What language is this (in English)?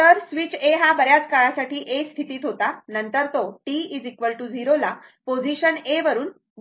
Marathi